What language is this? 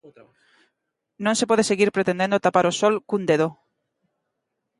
Galician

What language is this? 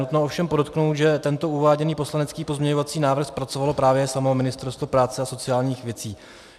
Czech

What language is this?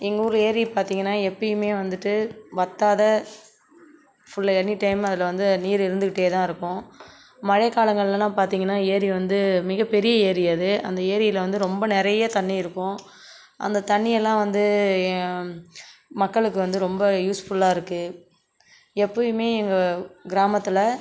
Tamil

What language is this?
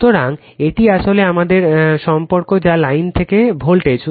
Bangla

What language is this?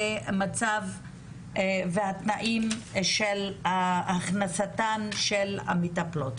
Hebrew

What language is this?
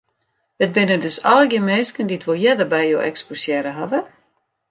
Western Frisian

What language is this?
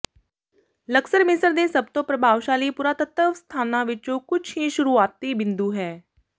Punjabi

